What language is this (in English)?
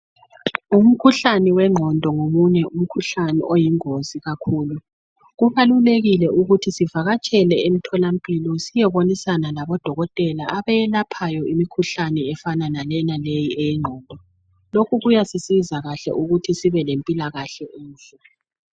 North Ndebele